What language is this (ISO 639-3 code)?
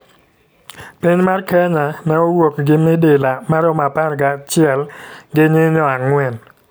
luo